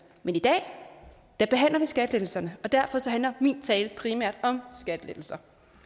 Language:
Danish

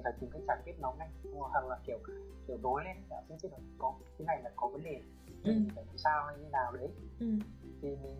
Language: Vietnamese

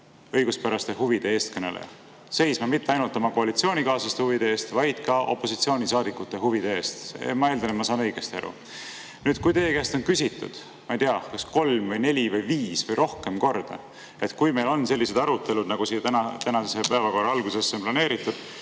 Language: Estonian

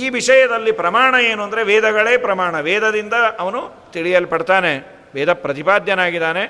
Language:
Kannada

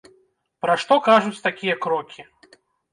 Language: Belarusian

